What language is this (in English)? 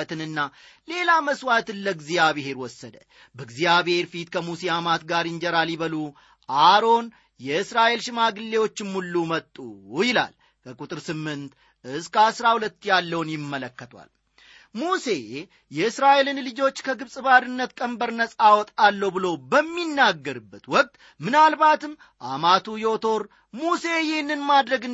Amharic